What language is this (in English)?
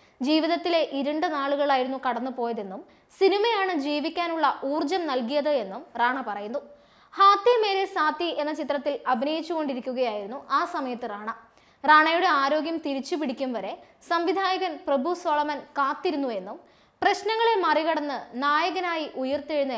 Turkish